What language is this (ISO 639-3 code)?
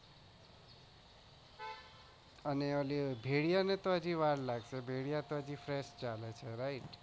guj